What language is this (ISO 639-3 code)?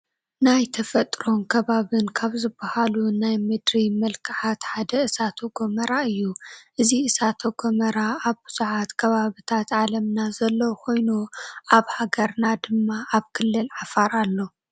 tir